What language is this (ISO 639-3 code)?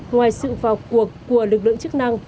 vie